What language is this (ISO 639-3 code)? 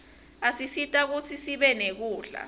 ssw